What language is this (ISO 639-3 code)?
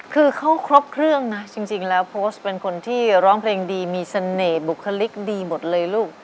tha